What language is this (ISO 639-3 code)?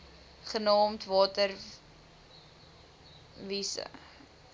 afr